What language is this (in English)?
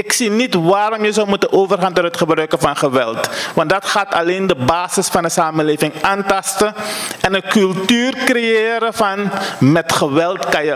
Dutch